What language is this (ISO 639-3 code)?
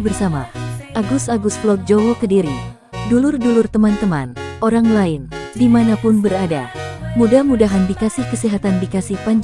ind